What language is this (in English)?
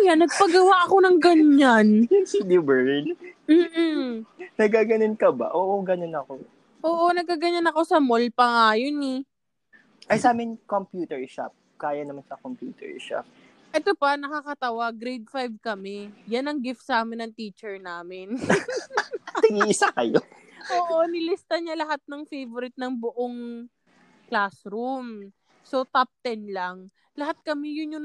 Filipino